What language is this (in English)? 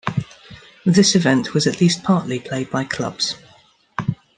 English